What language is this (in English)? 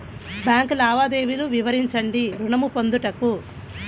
Telugu